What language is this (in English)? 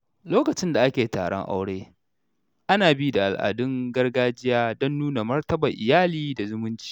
Hausa